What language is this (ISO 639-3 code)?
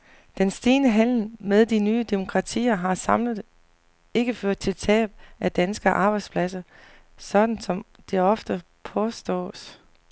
dan